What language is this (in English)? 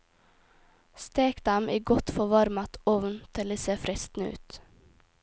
Norwegian